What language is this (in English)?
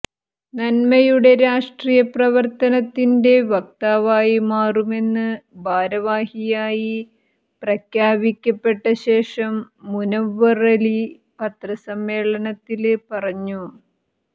Malayalam